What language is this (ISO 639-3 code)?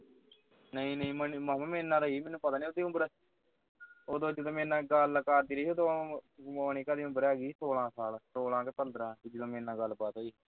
pan